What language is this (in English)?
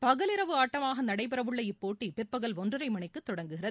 Tamil